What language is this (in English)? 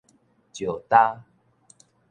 Min Nan Chinese